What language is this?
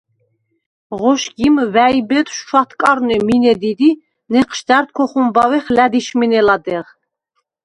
Svan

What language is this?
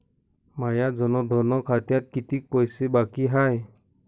Marathi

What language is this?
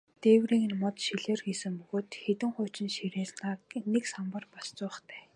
Mongolian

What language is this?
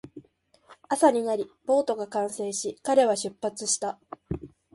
Japanese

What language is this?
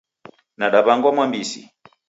Taita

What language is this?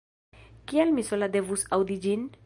Esperanto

